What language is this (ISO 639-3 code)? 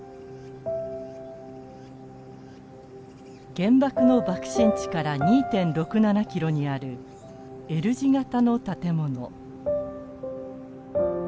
jpn